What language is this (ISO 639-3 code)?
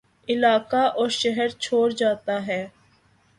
urd